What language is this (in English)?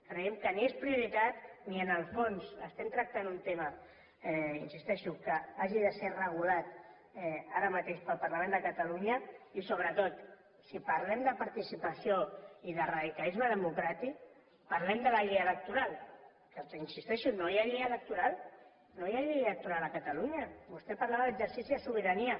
Catalan